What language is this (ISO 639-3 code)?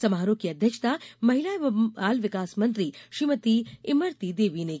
hin